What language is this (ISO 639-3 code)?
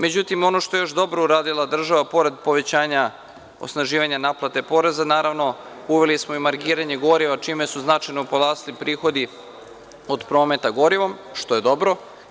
srp